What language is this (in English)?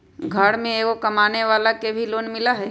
Magahi